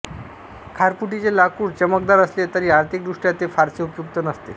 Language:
Marathi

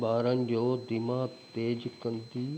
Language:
Sindhi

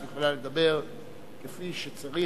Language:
Hebrew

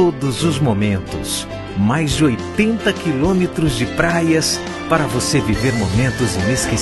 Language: Portuguese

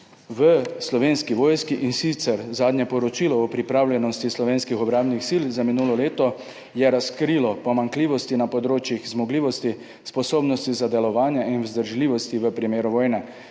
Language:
Slovenian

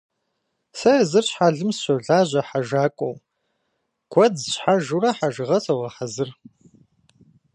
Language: Kabardian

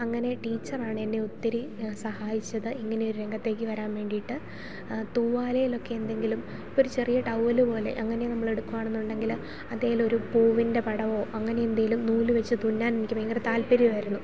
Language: Malayalam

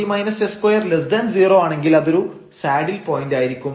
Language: Malayalam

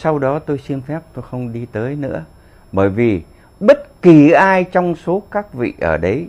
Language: Vietnamese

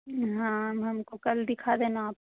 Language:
Hindi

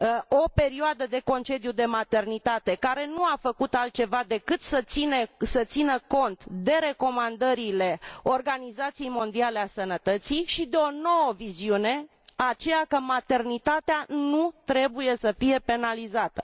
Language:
Romanian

